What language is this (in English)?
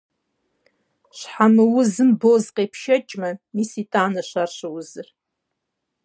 Kabardian